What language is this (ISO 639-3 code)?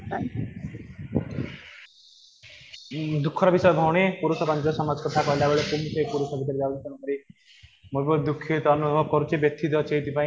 ori